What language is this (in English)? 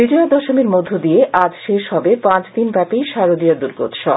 Bangla